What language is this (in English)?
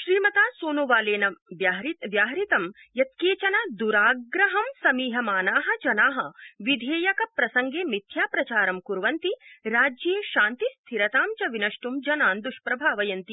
Sanskrit